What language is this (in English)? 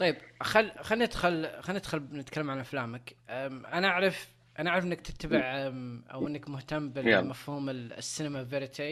Arabic